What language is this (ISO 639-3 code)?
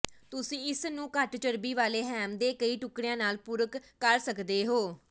pan